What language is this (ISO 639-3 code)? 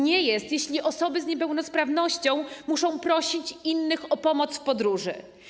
pol